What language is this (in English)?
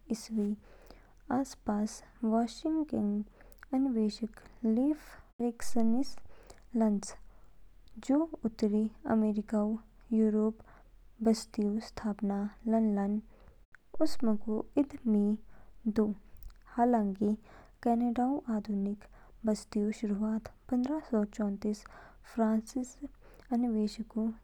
Kinnauri